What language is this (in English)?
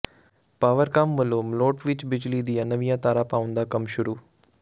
Punjabi